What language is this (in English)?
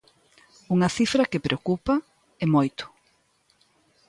Galician